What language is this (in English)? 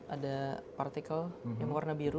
Indonesian